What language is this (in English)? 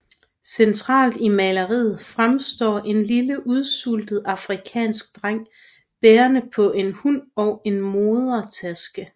Danish